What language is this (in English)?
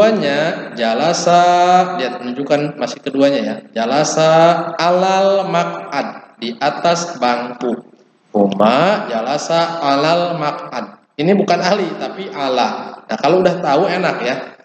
Indonesian